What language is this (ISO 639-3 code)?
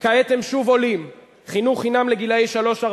heb